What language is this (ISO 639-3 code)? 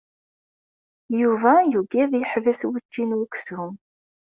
kab